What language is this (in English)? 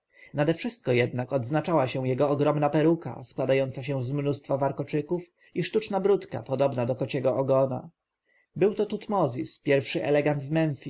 Polish